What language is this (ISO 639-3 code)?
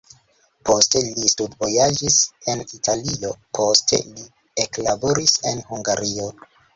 epo